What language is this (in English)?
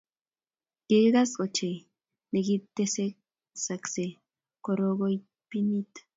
Kalenjin